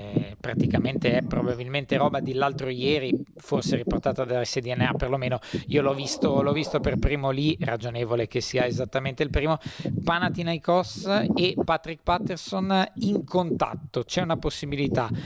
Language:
Italian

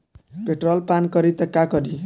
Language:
Bhojpuri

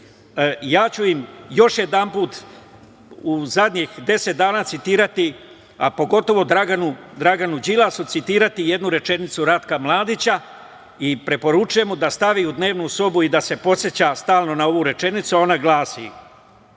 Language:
Serbian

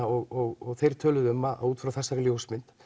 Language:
Icelandic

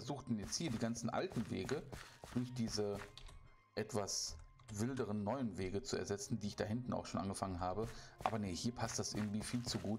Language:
German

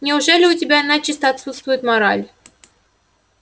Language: Russian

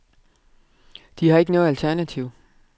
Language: Danish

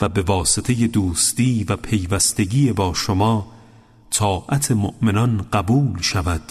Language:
Persian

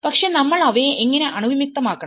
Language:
Malayalam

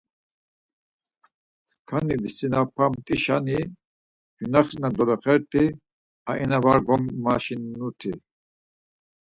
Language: Laz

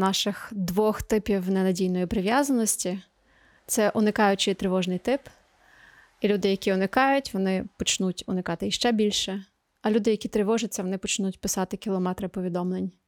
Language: Ukrainian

